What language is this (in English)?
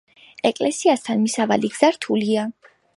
Georgian